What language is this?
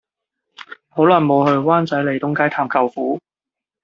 Cantonese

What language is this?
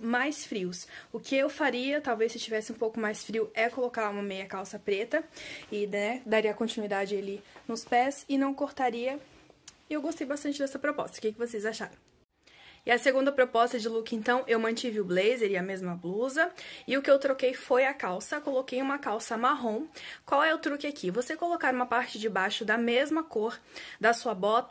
Portuguese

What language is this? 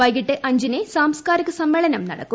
Malayalam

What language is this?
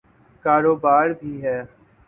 Urdu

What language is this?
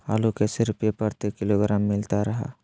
Magahi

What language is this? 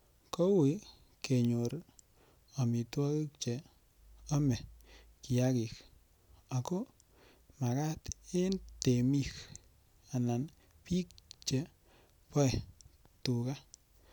Kalenjin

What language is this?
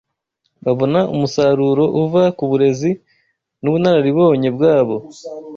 Kinyarwanda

